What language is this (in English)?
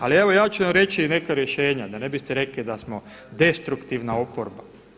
Croatian